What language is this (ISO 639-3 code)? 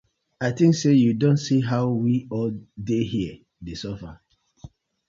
pcm